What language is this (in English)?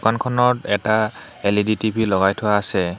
Assamese